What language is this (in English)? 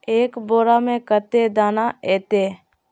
Magahi